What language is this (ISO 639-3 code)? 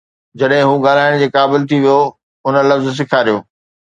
snd